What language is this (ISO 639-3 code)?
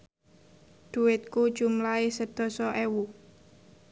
jav